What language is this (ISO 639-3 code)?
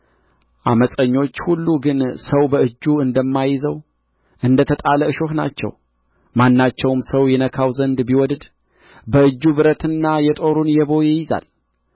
amh